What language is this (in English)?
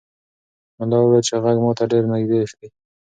Pashto